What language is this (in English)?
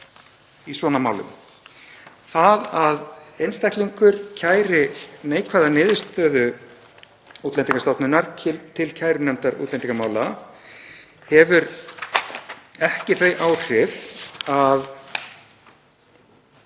Icelandic